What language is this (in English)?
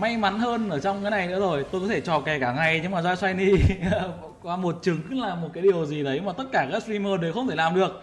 Vietnamese